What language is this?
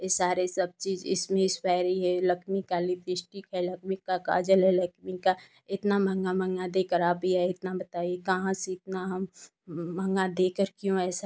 Hindi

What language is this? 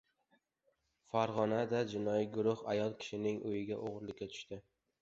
Uzbek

